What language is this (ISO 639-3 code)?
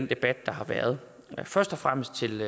dan